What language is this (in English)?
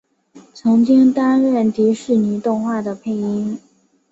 Chinese